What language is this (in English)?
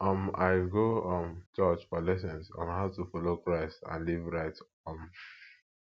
Nigerian Pidgin